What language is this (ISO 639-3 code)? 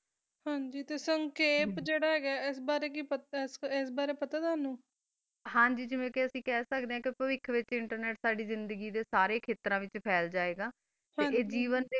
pan